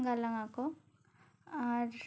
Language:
Santali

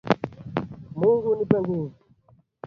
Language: Swahili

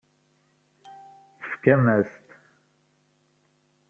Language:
Kabyle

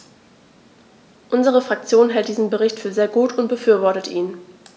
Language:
German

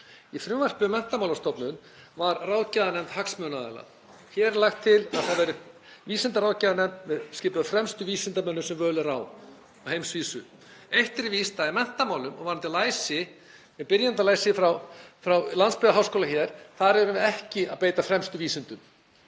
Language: Icelandic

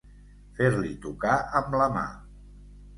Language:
Catalan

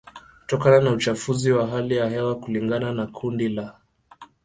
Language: Swahili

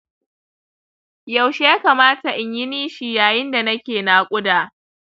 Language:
Hausa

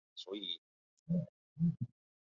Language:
Chinese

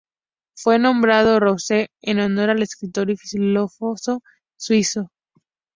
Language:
Spanish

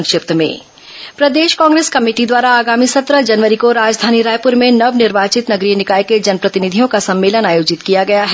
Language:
Hindi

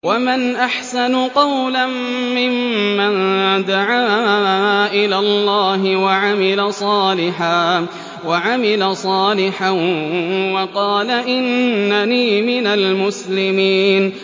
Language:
Arabic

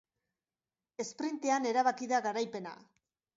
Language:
Basque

